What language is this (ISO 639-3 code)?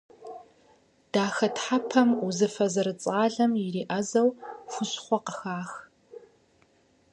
kbd